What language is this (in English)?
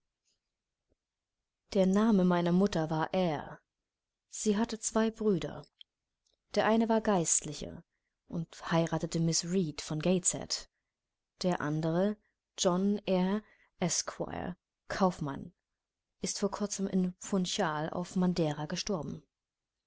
German